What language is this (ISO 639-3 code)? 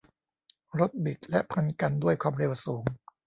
tha